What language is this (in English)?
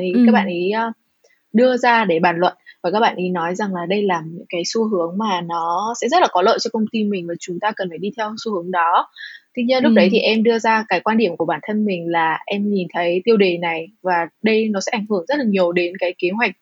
Vietnamese